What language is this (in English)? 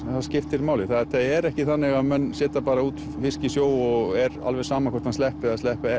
Icelandic